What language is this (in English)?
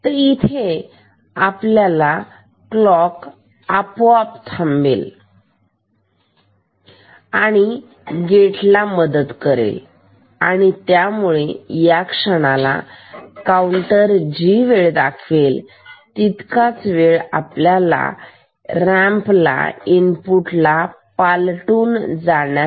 Marathi